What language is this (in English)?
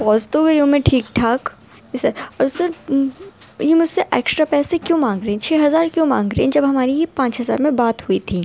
Urdu